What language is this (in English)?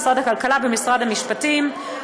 Hebrew